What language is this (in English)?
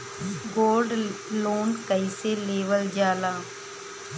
Bhojpuri